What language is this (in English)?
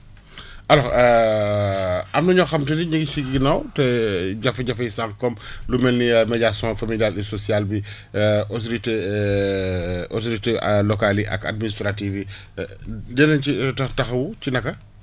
Wolof